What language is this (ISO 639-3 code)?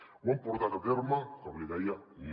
cat